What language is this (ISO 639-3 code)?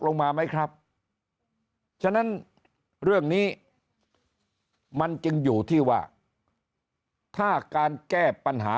tha